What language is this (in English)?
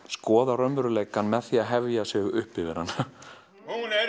Icelandic